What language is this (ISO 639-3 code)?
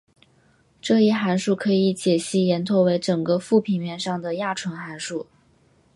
zho